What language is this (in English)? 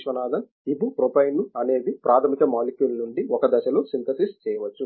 Telugu